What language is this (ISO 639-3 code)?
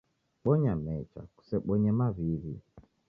dav